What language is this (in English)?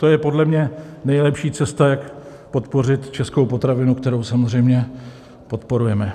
Czech